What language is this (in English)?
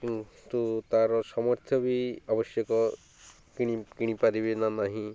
Odia